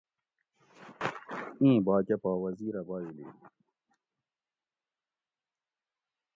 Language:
Gawri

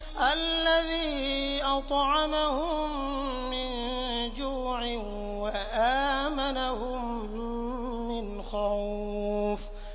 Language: Arabic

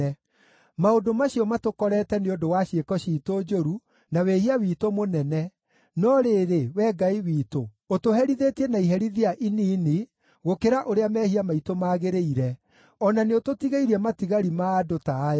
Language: Kikuyu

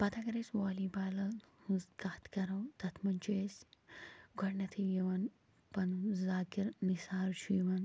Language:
Kashmiri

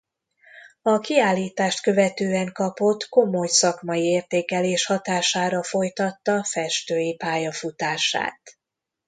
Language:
Hungarian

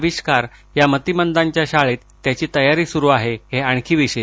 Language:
Marathi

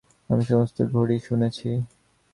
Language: Bangla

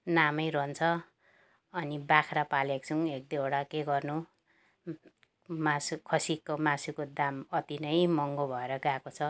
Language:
Nepali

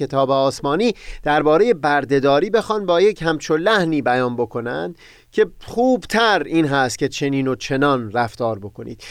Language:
Persian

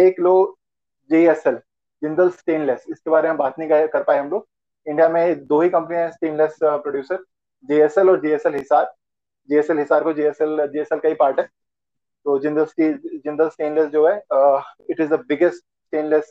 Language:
Hindi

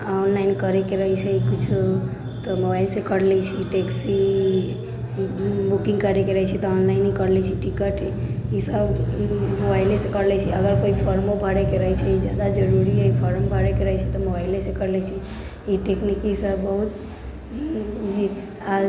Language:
Maithili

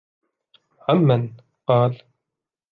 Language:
Arabic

